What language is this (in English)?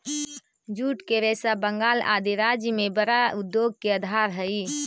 Magahi